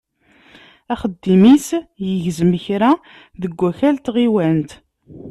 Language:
Kabyle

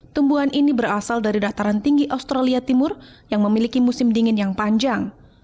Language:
Indonesian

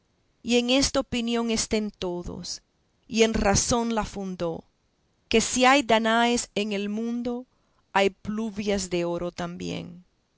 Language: Spanish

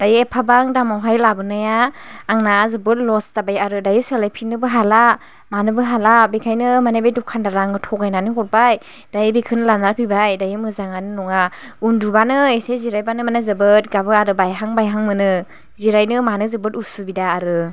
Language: Bodo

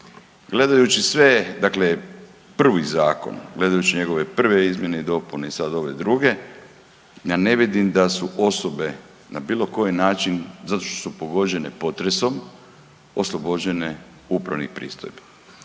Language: Croatian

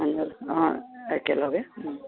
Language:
Assamese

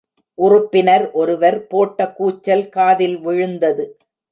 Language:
Tamil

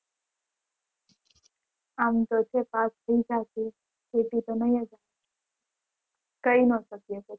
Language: Gujarati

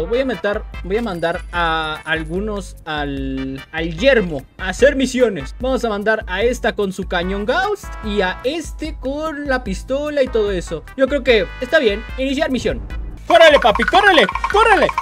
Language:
Spanish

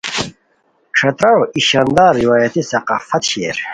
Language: Khowar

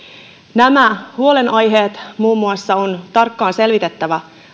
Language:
Finnish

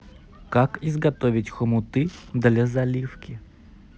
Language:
Russian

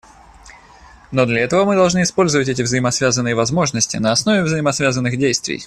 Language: Russian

